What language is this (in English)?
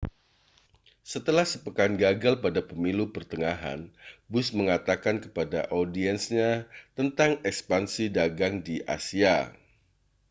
Indonesian